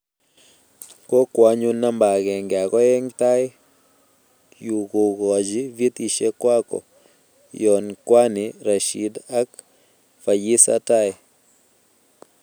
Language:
Kalenjin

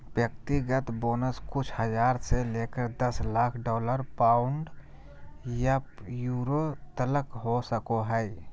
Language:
Magahi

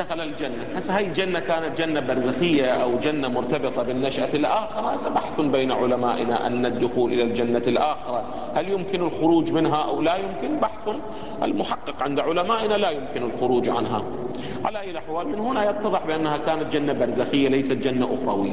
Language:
Arabic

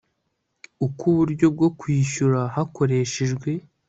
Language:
Kinyarwanda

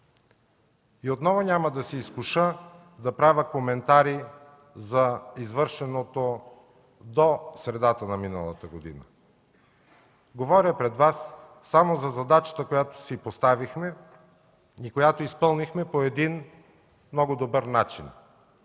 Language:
Bulgarian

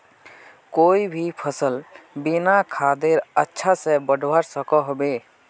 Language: Magahi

